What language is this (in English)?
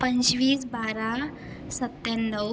Marathi